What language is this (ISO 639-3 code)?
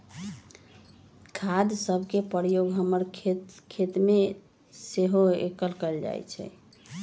mag